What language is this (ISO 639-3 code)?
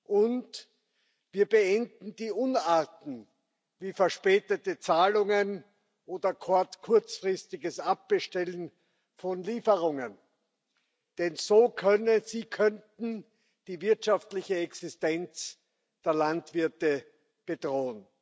deu